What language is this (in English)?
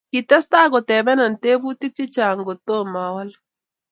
Kalenjin